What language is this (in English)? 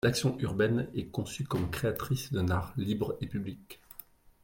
French